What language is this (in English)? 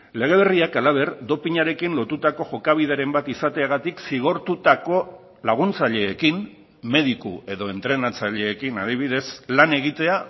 Basque